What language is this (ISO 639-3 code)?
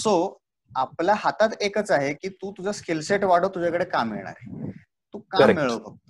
mar